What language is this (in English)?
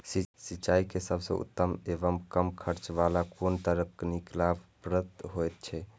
Maithili